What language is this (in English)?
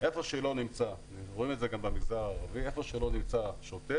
Hebrew